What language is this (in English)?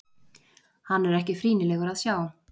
Icelandic